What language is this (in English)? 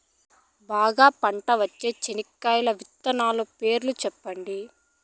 Telugu